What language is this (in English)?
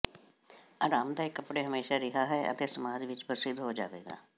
Punjabi